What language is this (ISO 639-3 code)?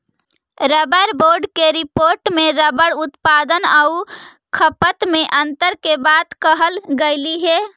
mag